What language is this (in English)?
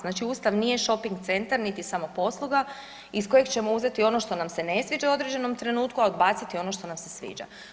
Croatian